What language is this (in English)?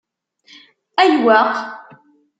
Kabyle